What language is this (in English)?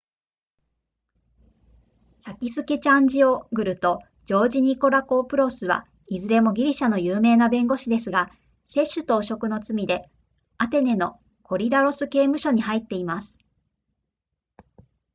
Japanese